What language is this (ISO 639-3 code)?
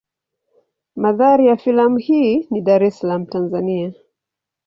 swa